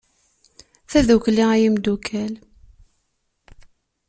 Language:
Kabyle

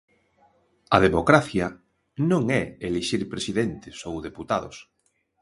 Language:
Galician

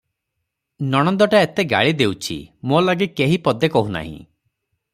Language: Odia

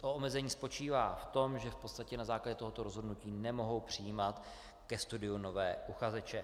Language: Czech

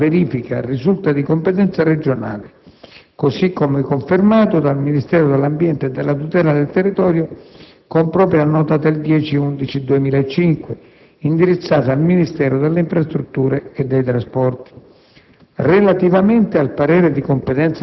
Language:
Italian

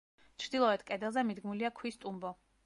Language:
Georgian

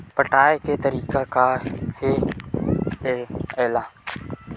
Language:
Chhattisgarhi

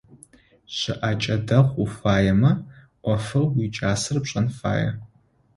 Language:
Adyghe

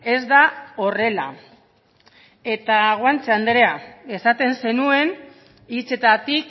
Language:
Basque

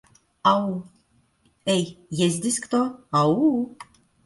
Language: Russian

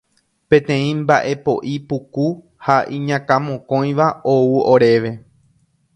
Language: Guarani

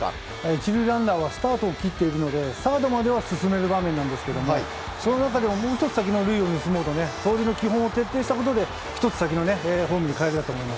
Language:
Japanese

